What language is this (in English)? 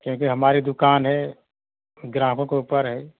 Hindi